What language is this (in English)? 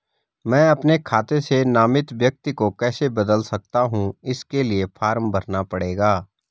Hindi